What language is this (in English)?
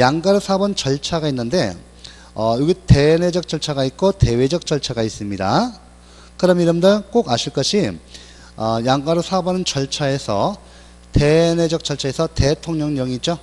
Korean